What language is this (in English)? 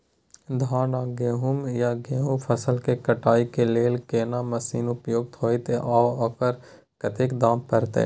Maithili